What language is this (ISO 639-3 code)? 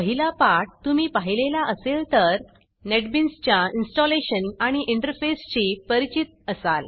mar